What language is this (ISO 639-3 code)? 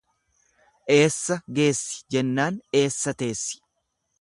orm